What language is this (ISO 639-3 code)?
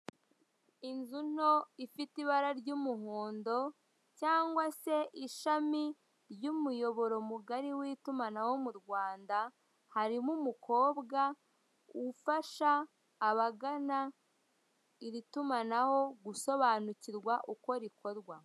kin